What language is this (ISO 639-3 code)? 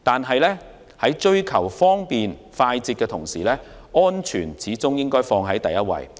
yue